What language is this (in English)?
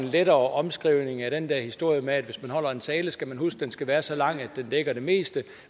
Danish